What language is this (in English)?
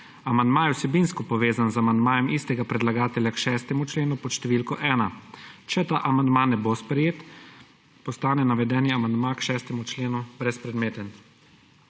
Slovenian